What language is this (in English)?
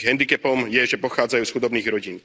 Slovak